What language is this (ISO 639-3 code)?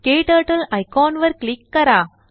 mar